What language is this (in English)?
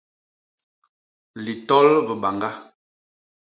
Basaa